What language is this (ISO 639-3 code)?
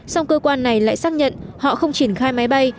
vie